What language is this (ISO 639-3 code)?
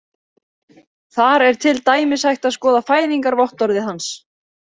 isl